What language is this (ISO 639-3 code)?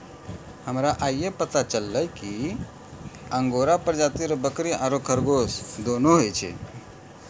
mai